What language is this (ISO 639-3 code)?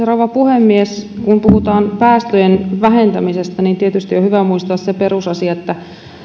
fin